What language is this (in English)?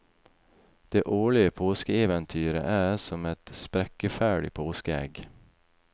Norwegian